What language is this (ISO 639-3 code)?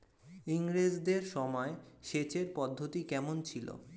ben